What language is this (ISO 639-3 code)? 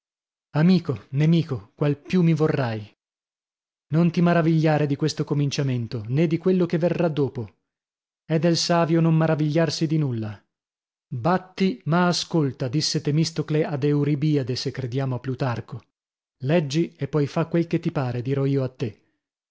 ita